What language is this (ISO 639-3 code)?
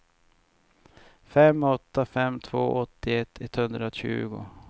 swe